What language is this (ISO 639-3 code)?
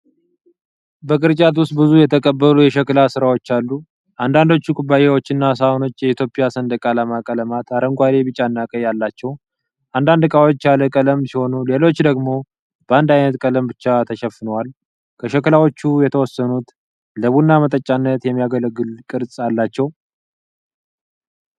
amh